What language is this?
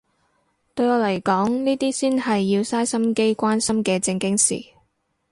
Cantonese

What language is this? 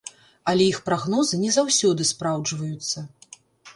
Belarusian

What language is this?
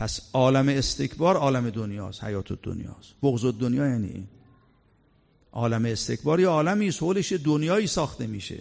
Persian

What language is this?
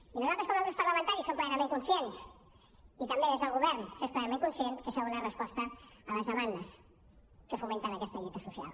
Catalan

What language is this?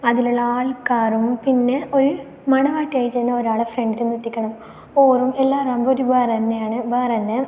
Malayalam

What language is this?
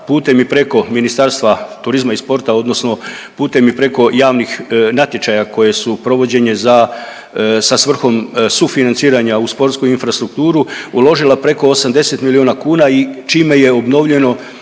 Croatian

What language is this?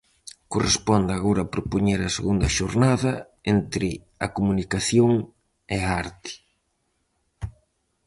Galician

